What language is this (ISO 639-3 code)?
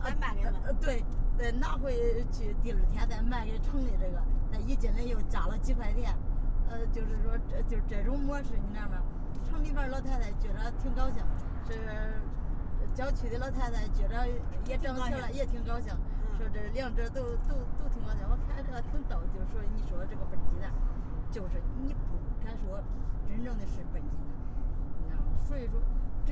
zho